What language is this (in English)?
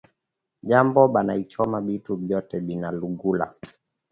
Swahili